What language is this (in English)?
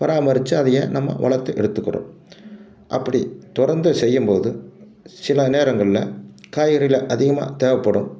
Tamil